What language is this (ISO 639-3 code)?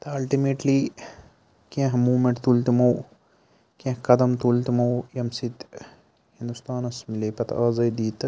kas